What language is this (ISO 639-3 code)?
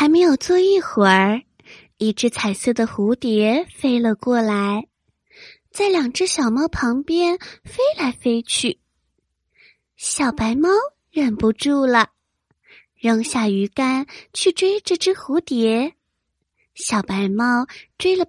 zho